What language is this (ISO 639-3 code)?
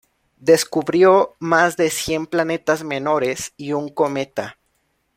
spa